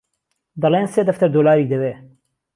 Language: Central Kurdish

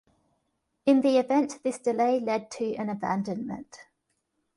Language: English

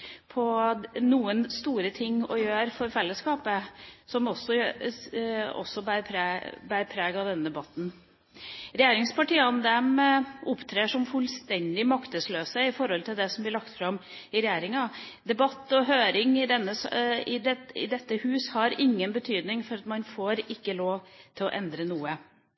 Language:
Norwegian Bokmål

